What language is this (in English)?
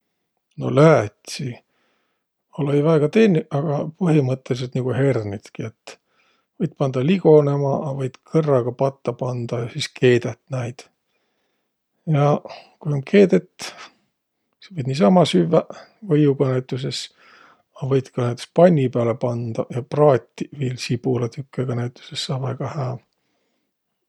Võro